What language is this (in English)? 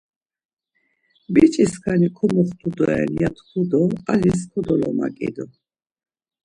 Laz